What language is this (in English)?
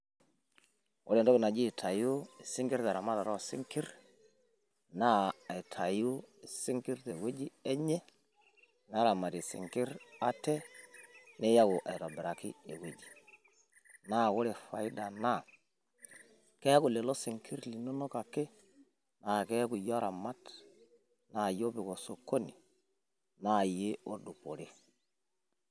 Masai